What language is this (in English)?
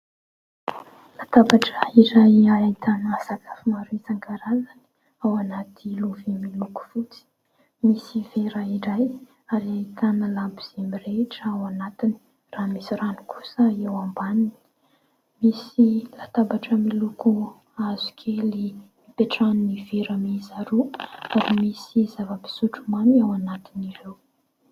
Malagasy